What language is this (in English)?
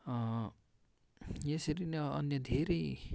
Nepali